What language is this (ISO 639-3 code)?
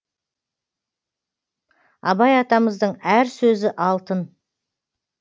kaz